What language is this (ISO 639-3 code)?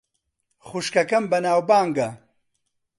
ckb